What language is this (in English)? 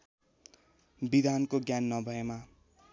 Nepali